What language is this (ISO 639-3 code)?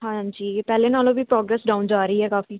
pan